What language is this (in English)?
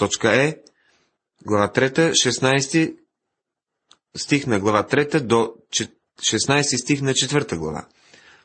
Bulgarian